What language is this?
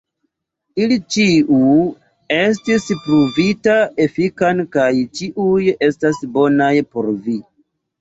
Esperanto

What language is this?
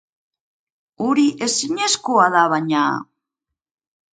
Basque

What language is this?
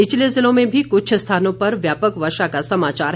Hindi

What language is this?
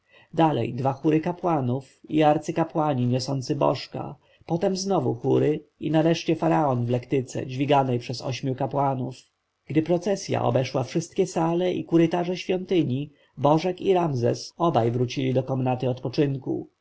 Polish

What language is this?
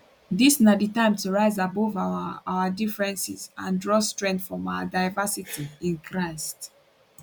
Nigerian Pidgin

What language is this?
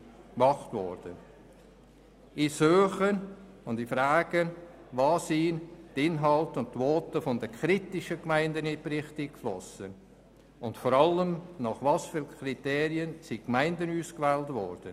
Swiss German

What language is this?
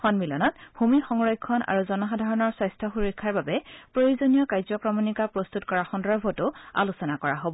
Assamese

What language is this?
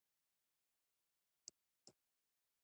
Pashto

